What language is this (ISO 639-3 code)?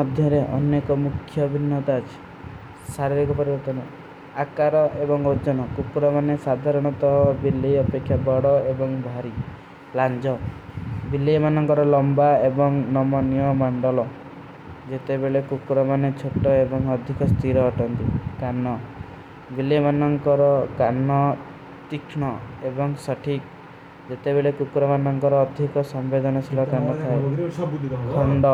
uki